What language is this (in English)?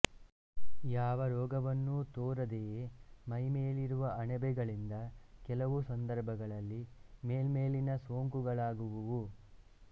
Kannada